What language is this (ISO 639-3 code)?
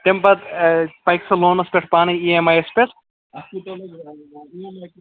kas